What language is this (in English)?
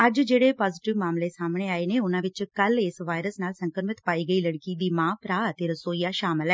Punjabi